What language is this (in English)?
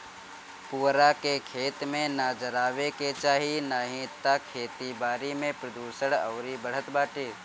Bhojpuri